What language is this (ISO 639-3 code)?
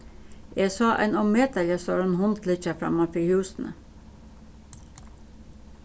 fao